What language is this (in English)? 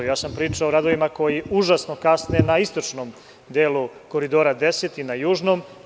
Serbian